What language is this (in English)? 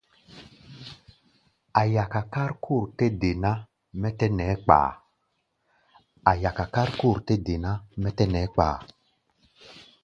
Gbaya